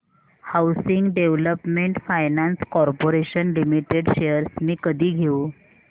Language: Marathi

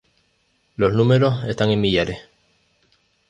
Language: Spanish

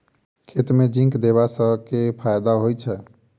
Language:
Maithili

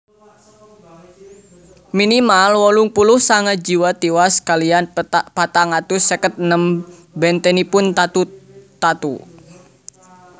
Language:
Javanese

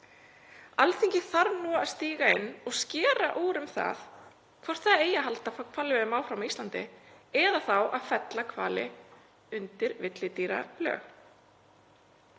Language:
Icelandic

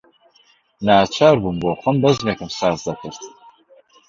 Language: Central Kurdish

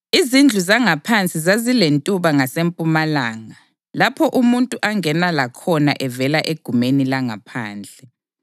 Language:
North Ndebele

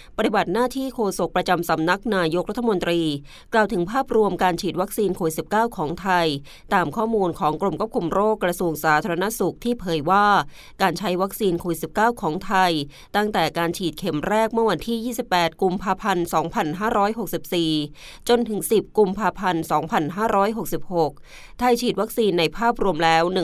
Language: Thai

